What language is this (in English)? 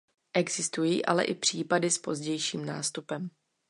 Czech